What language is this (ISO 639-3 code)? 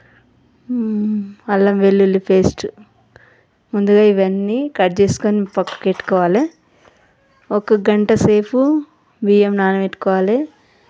tel